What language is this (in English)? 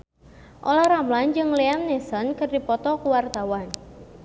Sundanese